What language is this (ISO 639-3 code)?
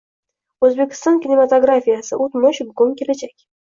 uzb